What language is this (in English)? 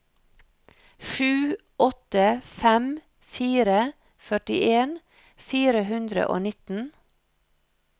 Norwegian